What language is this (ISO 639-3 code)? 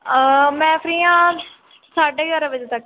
pan